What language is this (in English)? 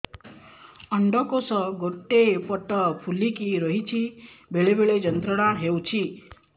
Odia